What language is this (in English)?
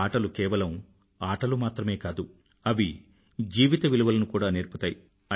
Telugu